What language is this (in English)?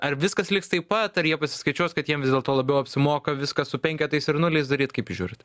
Lithuanian